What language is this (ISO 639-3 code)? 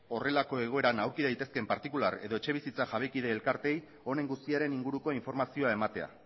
eus